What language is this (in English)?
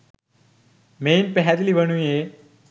Sinhala